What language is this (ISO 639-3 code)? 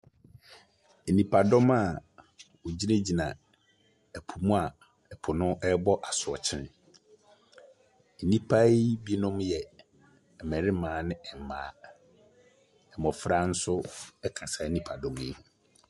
aka